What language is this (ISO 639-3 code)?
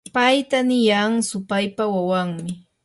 qur